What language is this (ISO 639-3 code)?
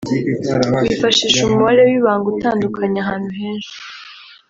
kin